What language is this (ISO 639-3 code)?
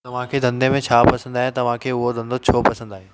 snd